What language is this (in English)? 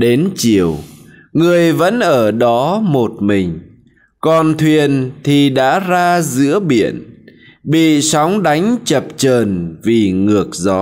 Vietnamese